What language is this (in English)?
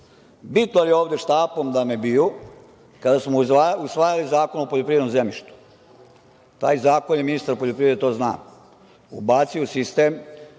Serbian